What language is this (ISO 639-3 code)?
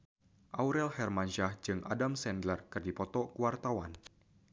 sun